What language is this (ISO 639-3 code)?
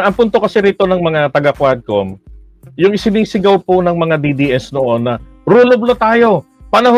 fil